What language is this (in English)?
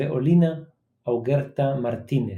Hebrew